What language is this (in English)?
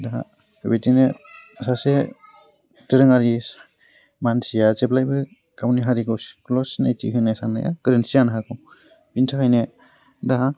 Bodo